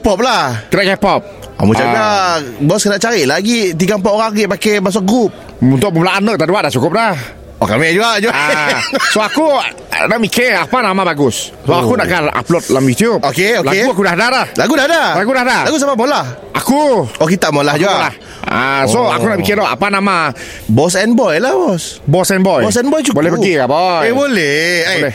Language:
Malay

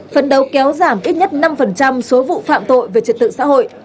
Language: Vietnamese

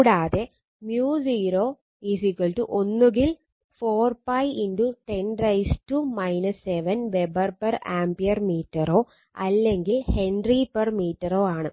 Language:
Malayalam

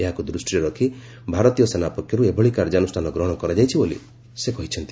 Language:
Odia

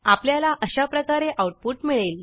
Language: Marathi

